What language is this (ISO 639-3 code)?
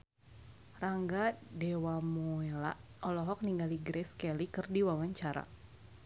sun